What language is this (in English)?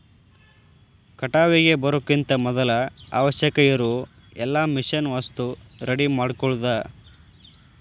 Kannada